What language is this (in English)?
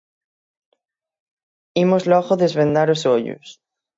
Galician